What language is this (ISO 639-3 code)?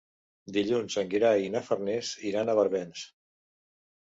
cat